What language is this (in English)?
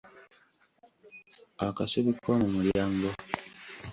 Ganda